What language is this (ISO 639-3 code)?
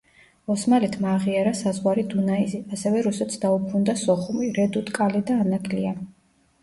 kat